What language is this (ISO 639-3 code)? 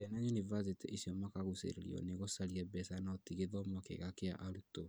kik